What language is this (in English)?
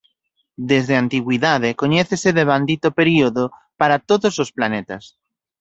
Galician